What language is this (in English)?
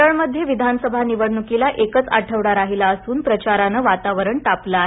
Marathi